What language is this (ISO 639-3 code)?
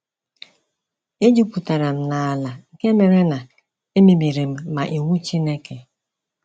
ibo